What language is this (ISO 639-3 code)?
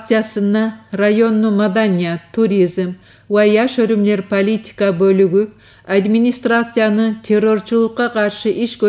rus